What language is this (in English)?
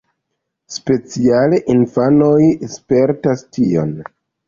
Esperanto